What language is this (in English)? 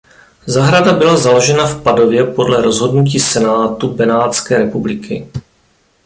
Czech